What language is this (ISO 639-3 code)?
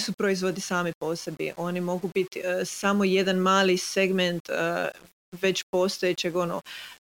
hrv